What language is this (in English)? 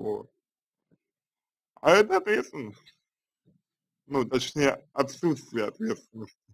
Russian